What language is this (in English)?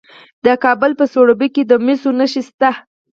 Pashto